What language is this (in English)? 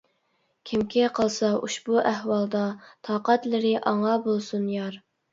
Uyghur